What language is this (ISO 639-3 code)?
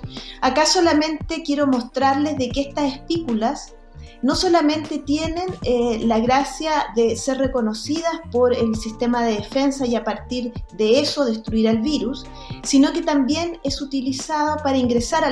spa